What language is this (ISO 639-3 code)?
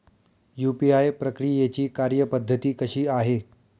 mar